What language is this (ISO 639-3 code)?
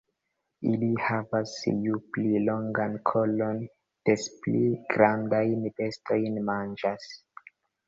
epo